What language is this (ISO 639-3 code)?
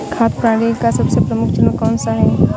hin